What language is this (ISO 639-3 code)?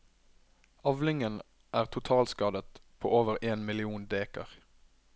nor